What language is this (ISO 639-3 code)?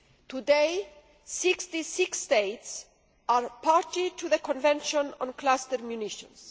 eng